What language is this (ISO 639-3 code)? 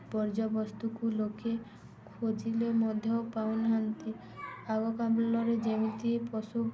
ori